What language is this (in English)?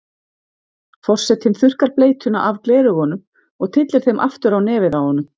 Icelandic